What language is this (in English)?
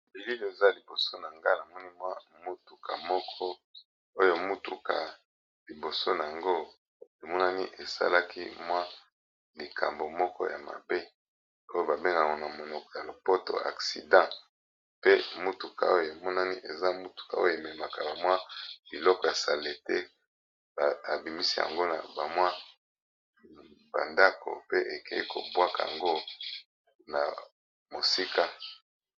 Lingala